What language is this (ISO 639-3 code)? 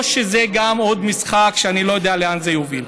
heb